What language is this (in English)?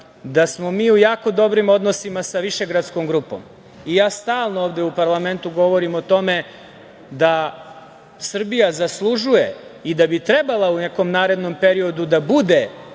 Serbian